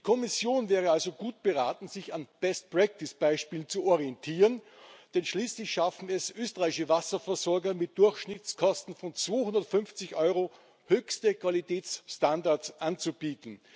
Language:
German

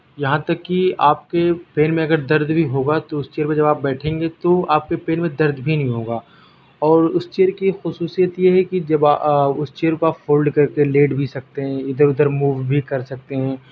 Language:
Urdu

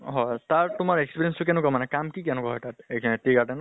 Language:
Assamese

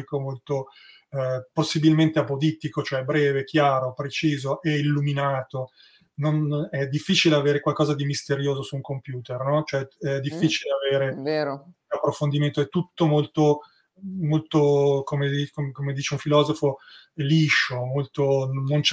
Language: Italian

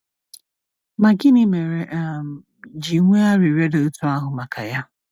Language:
Igbo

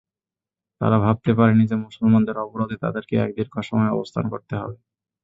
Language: Bangla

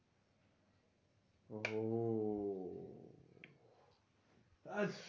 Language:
Bangla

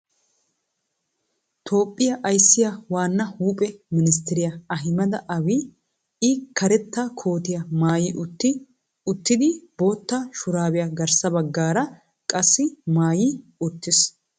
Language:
Wolaytta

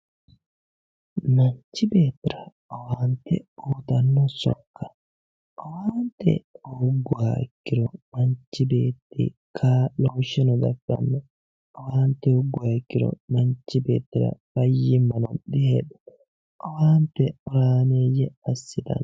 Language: Sidamo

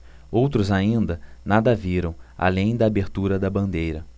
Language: Portuguese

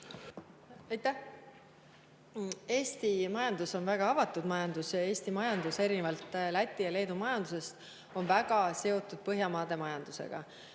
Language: Estonian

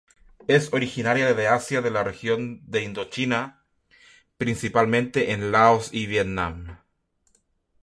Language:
Spanish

